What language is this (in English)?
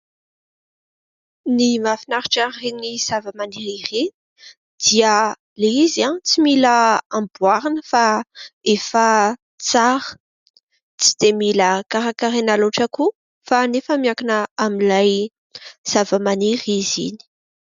Malagasy